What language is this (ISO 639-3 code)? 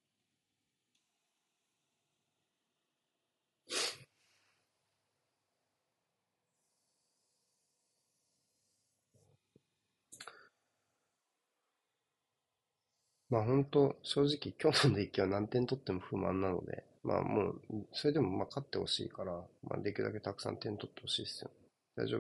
jpn